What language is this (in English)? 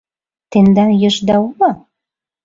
Mari